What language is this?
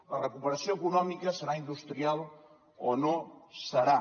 Catalan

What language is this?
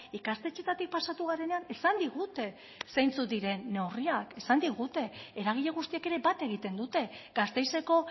Basque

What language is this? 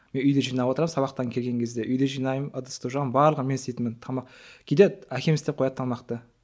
Kazakh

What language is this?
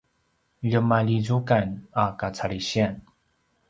Paiwan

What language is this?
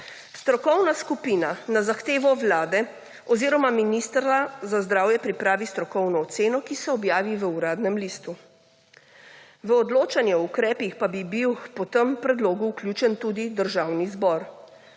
Slovenian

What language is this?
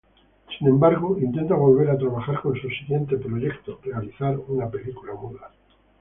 Spanish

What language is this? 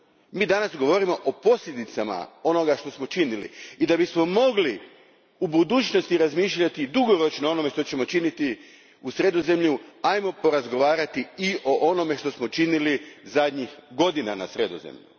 Croatian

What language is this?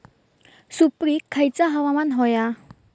Marathi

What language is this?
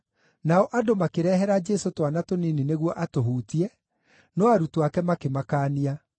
Kikuyu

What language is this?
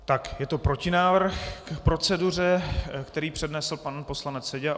Czech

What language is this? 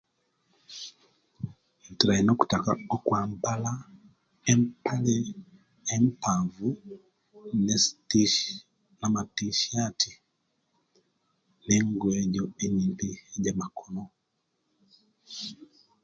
Kenyi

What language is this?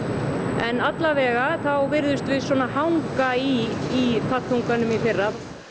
Icelandic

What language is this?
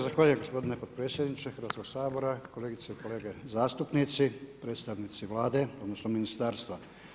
Croatian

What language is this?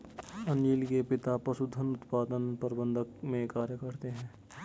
Hindi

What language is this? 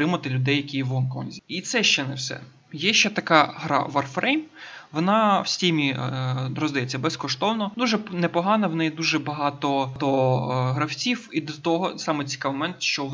Ukrainian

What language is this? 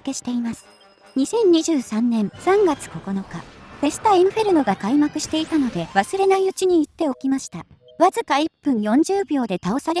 Japanese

